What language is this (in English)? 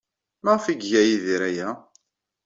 Kabyle